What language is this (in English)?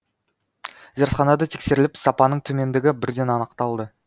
Kazakh